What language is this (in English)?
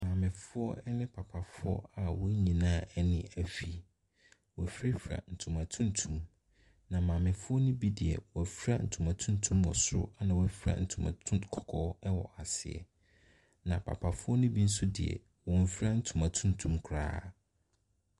Akan